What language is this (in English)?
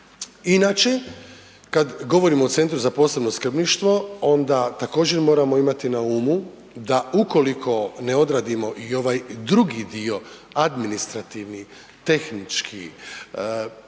Croatian